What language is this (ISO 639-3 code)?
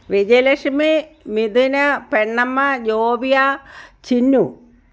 mal